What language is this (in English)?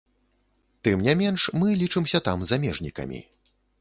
Belarusian